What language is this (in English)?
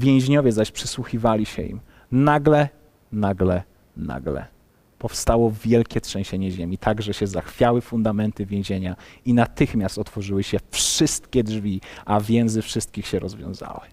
Polish